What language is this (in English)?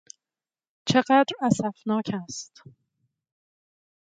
Persian